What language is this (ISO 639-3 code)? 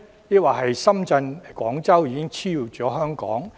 yue